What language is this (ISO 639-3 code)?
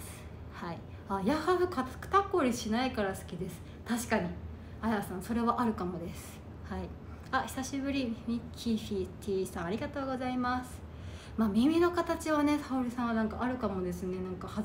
jpn